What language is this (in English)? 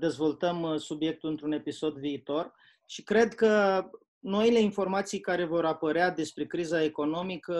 Romanian